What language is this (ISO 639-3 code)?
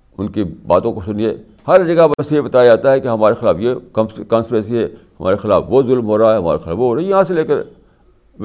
urd